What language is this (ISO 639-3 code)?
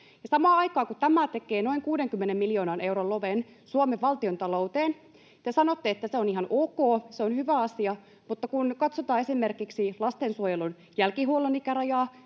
fin